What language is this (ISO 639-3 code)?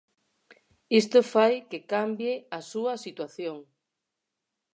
glg